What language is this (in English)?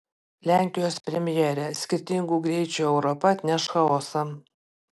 Lithuanian